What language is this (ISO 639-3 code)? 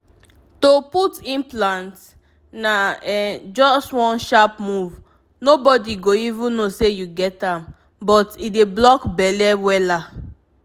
pcm